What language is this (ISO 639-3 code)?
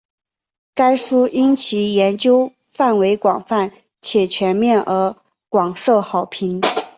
zho